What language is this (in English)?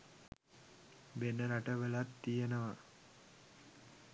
Sinhala